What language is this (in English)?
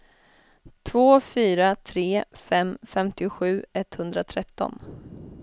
Swedish